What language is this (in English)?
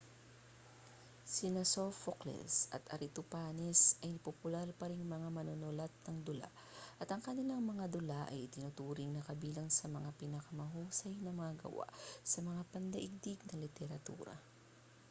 Filipino